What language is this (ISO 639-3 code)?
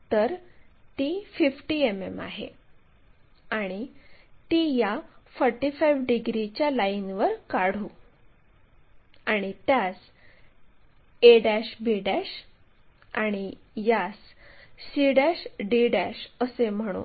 mar